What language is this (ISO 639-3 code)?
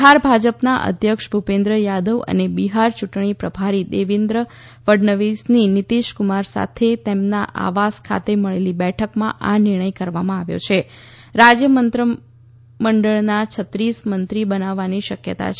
guj